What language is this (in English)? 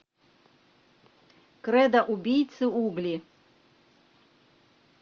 Russian